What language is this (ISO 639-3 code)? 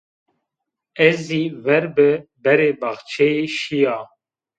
zza